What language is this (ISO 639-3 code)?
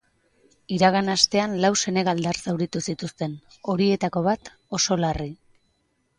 eus